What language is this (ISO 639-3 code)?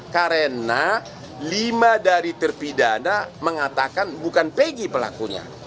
ind